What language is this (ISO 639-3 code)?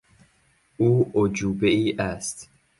fas